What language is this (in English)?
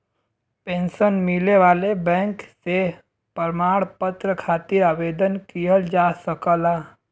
Bhojpuri